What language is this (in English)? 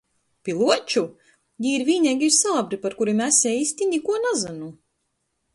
Latgalian